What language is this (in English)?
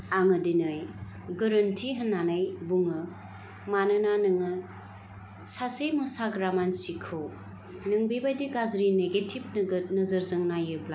Bodo